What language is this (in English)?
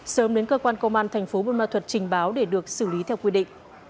Vietnamese